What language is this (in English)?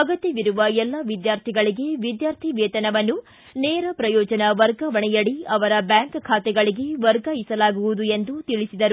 Kannada